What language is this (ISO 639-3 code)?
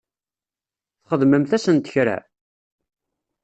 kab